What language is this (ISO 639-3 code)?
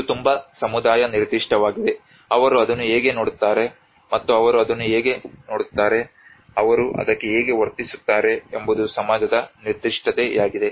kan